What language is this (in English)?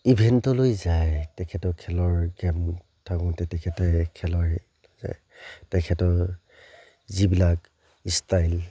Assamese